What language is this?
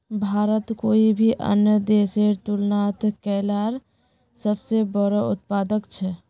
Magahi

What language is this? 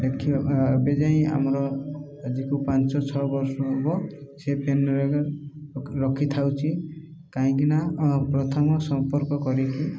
Odia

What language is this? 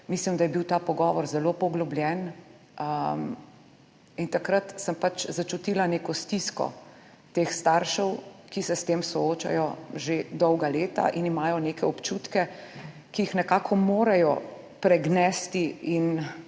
Slovenian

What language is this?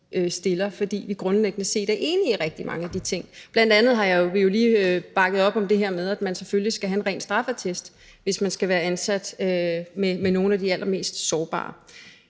Danish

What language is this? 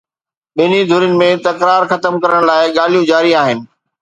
Sindhi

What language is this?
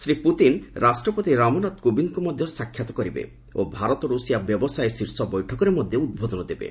Odia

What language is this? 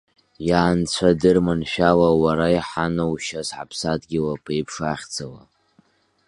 Abkhazian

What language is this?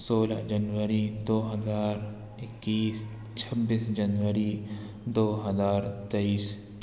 Urdu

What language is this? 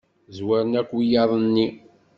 Kabyle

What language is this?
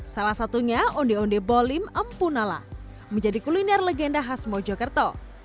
Indonesian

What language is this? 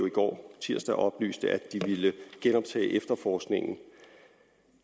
Danish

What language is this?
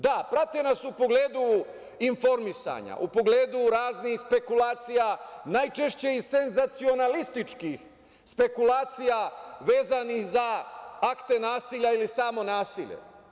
Serbian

